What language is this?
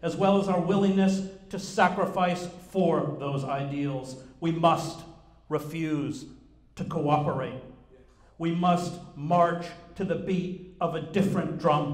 English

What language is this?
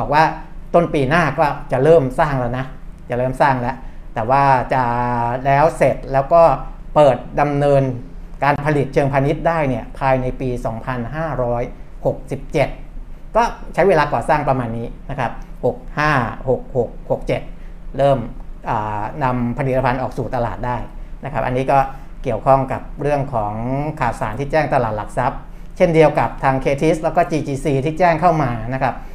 Thai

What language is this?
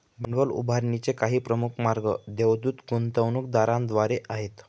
Marathi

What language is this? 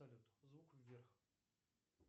Russian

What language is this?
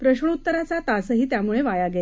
Marathi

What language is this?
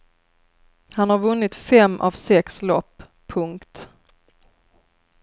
Swedish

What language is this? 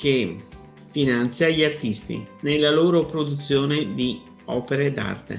Italian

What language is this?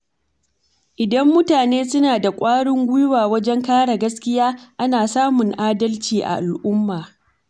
Hausa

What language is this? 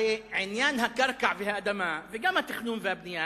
Hebrew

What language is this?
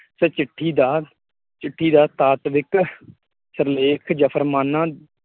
Punjabi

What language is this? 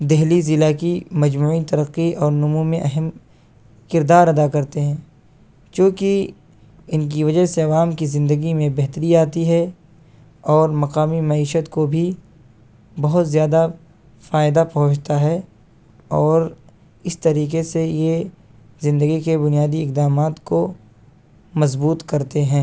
Urdu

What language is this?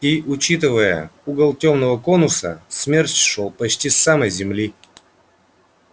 Russian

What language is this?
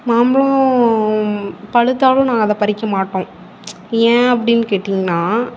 Tamil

